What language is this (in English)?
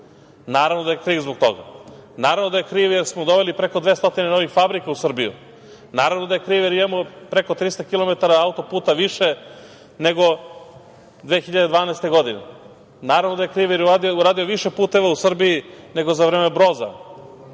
Serbian